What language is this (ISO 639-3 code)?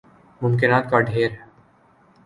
urd